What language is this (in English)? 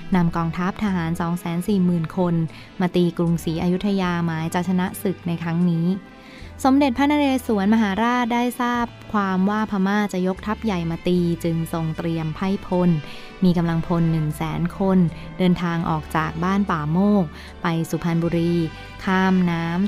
Thai